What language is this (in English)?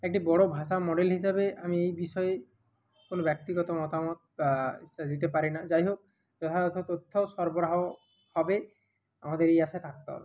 Bangla